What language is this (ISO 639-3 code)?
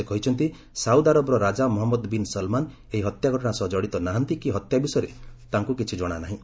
ori